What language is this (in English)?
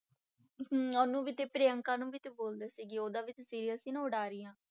Punjabi